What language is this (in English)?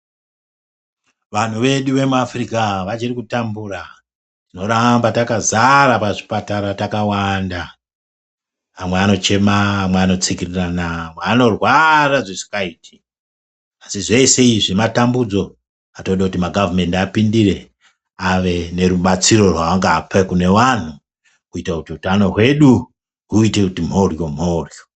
Ndau